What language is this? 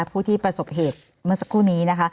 Thai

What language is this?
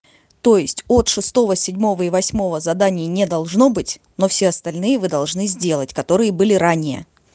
Russian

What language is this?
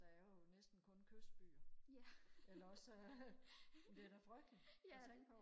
Danish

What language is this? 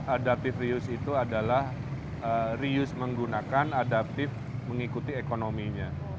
Indonesian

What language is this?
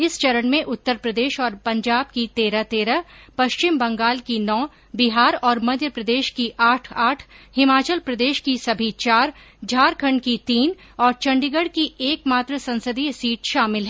Hindi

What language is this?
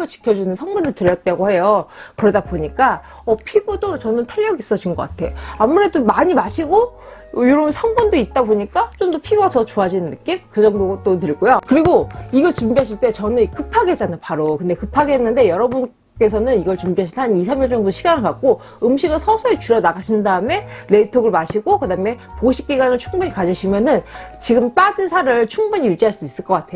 Korean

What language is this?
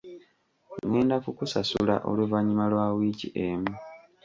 Ganda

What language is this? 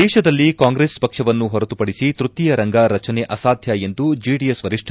Kannada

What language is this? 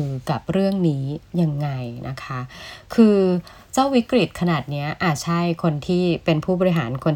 Thai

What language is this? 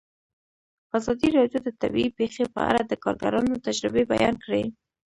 Pashto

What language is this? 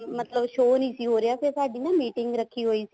Punjabi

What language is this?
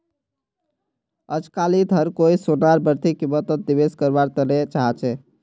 Magahi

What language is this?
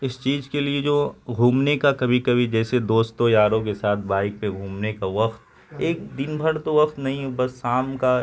Urdu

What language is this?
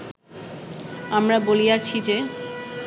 Bangla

